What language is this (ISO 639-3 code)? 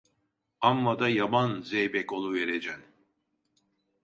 tur